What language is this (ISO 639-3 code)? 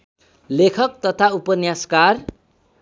nep